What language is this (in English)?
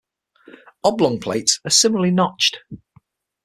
English